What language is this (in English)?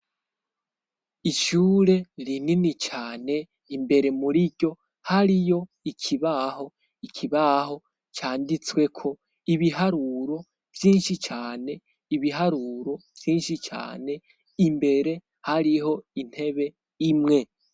Rundi